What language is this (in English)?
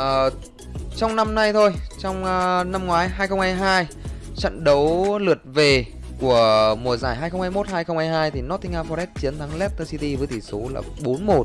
Vietnamese